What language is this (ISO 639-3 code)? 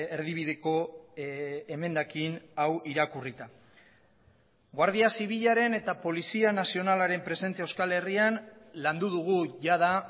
eus